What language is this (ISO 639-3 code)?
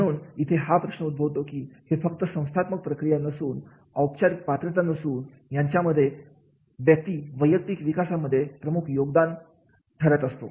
mar